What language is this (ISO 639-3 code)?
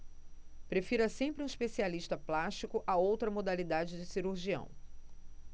por